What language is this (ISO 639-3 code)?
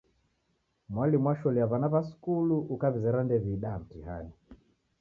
dav